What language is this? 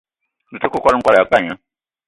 Eton (Cameroon)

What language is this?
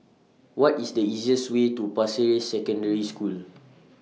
English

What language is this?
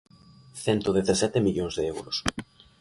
Galician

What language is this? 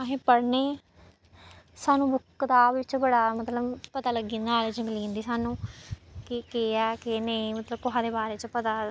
Dogri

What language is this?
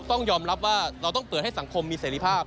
Thai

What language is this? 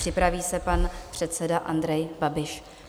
Czech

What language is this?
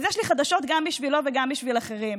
Hebrew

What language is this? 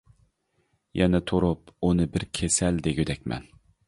Uyghur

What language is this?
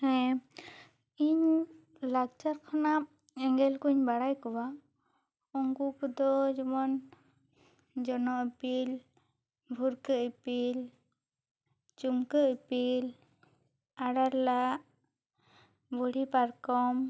Santali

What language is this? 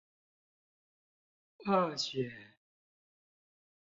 Chinese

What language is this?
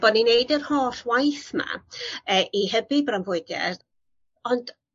Welsh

